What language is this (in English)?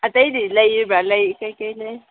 Manipuri